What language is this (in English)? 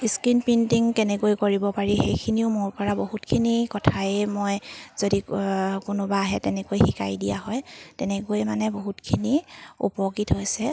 Assamese